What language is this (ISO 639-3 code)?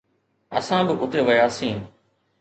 snd